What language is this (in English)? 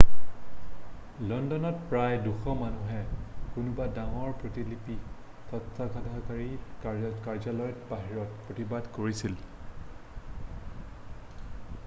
Assamese